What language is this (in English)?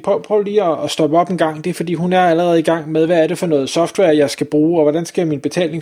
Danish